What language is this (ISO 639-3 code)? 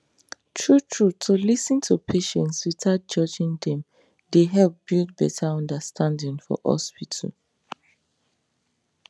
pcm